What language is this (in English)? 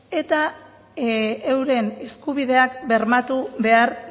Basque